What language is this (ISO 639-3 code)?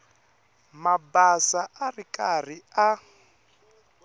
tso